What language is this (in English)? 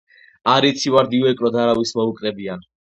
Georgian